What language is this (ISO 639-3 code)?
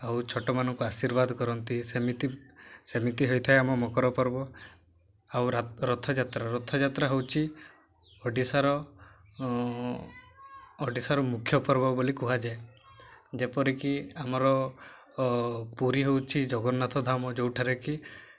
ori